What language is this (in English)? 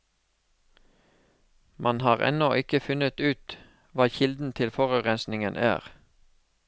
Norwegian